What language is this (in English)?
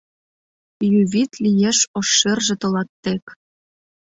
Mari